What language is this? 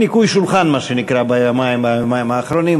Hebrew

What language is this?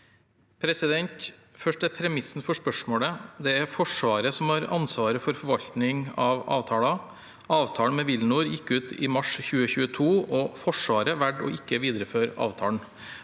Norwegian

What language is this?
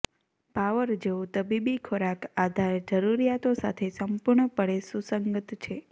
Gujarati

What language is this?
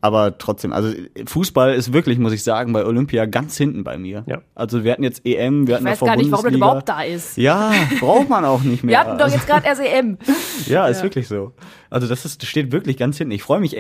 German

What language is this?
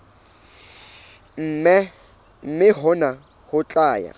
Southern Sotho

